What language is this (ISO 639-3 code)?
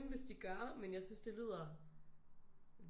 dan